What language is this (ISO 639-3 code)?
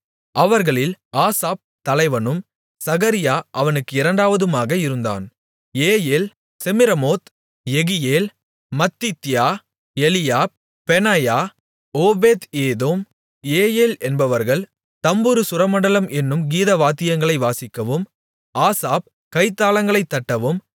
tam